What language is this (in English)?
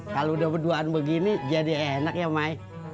Indonesian